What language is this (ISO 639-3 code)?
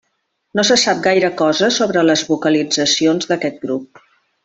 cat